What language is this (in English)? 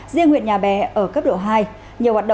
Vietnamese